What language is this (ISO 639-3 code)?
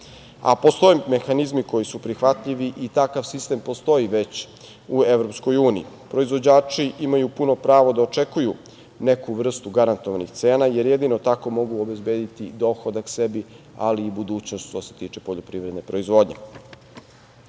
srp